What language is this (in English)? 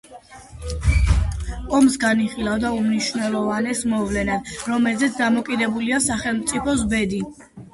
Georgian